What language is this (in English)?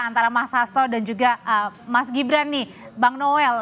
Indonesian